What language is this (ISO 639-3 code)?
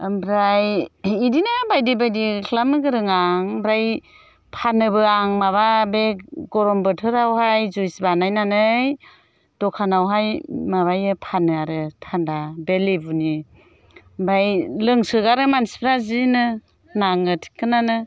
brx